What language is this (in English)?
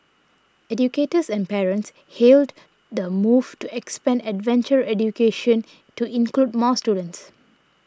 English